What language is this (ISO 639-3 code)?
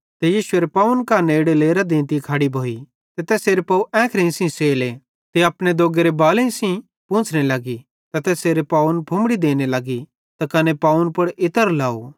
bhd